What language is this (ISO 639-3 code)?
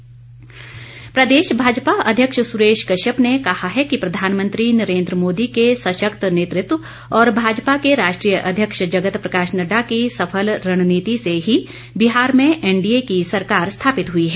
hin